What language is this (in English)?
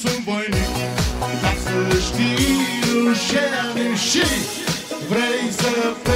Romanian